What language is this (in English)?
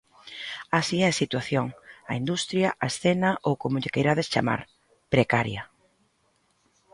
Galician